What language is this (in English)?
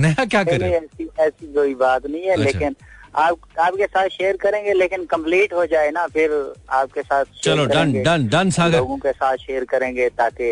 Hindi